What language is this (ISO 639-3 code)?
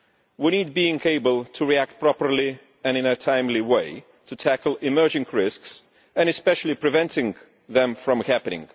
eng